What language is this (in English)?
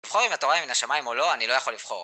Hebrew